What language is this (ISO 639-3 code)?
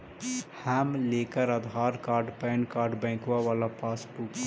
mag